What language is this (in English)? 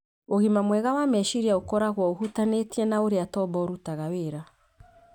Kikuyu